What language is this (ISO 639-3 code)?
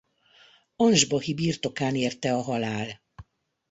hun